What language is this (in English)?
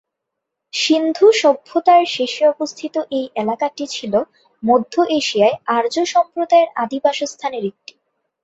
Bangla